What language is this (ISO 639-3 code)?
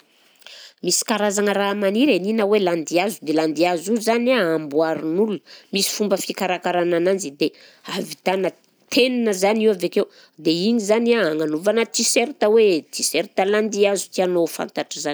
bzc